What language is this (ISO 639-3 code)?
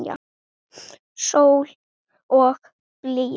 isl